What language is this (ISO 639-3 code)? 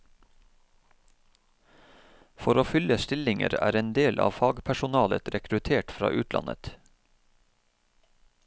nor